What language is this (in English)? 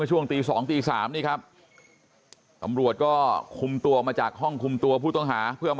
Thai